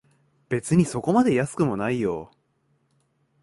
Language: Japanese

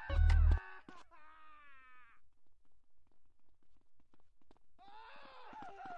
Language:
English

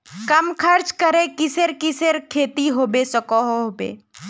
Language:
Magahi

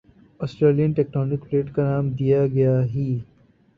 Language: Urdu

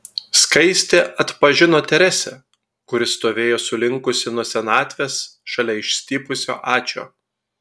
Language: Lithuanian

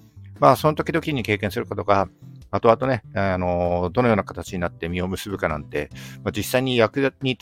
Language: Japanese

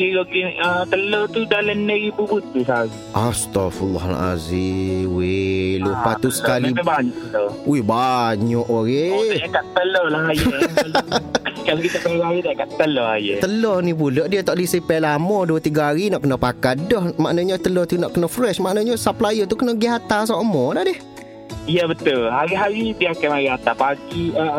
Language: Malay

